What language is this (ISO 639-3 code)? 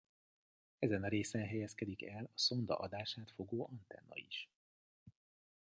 hun